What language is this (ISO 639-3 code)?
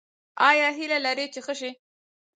pus